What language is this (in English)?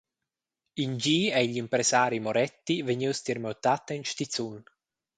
Romansh